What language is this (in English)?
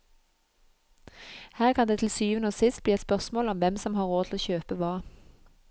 Norwegian